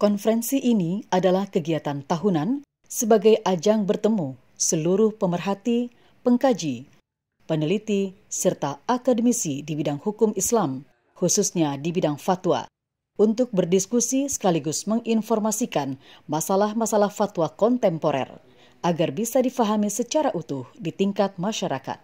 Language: Indonesian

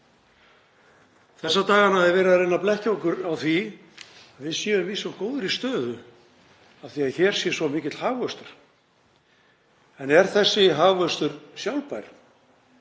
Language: Icelandic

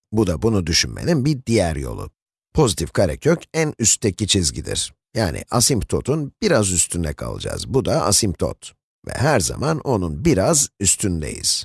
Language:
Turkish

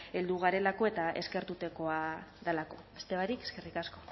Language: Basque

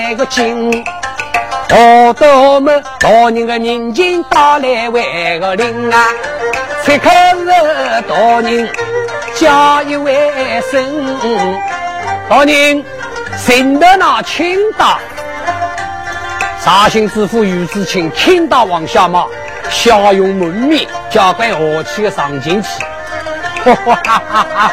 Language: Chinese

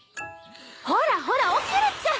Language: Japanese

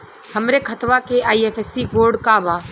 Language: Bhojpuri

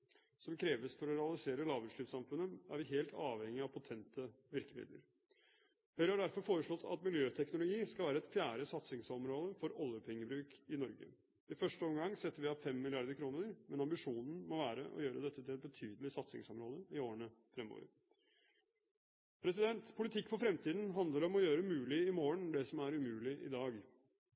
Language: Norwegian Bokmål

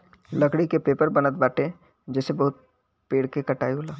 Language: Bhojpuri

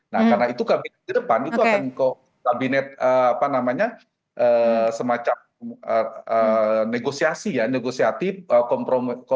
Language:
Indonesian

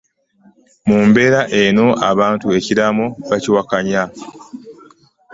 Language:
Ganda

